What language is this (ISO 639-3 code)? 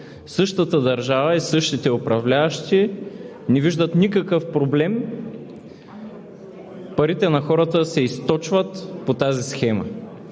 bul